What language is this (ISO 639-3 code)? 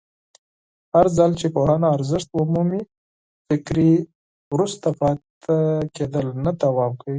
pus